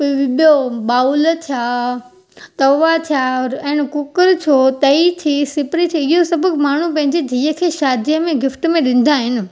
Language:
Sindhi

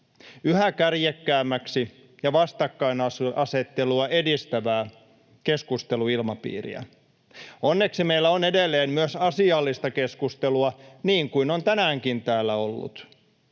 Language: Finnish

